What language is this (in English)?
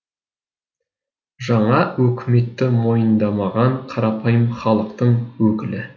Kazakh